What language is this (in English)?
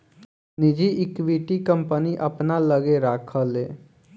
Bhojpuri